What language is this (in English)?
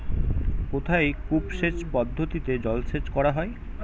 Bangla